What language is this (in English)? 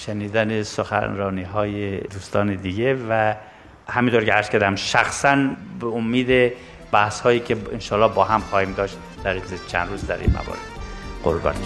Persian